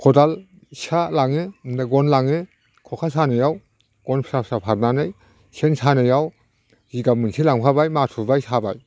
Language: Bodo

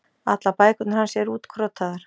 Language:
Icelandic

